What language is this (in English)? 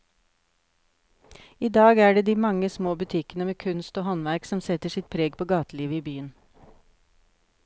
Norwegian